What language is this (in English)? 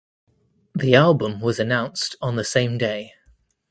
English